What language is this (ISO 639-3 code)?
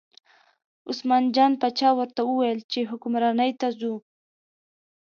pus